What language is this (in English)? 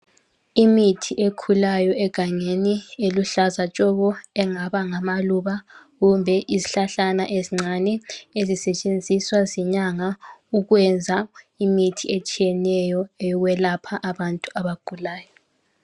North Ndebele